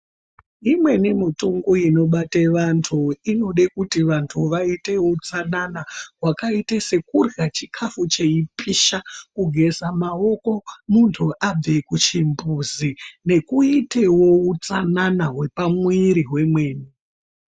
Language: Ndau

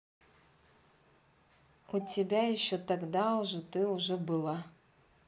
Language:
Russian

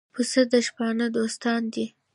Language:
Pashto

